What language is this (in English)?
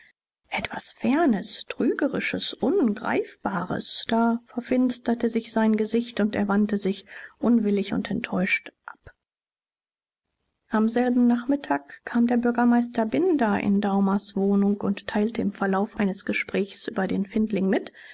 German